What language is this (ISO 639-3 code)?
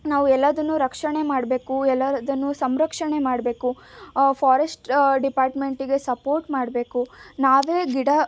kan